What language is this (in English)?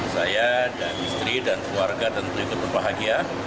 Indonesian